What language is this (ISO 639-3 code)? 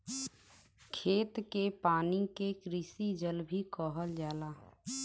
bho